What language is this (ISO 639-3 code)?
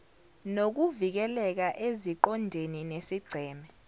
zul